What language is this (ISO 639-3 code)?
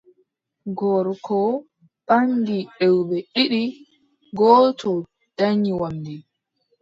fub